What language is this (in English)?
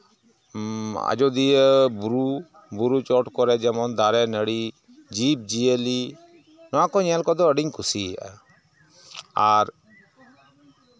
Santali